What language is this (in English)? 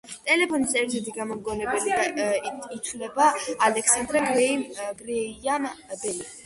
Georgian